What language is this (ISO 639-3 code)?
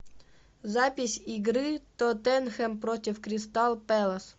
rus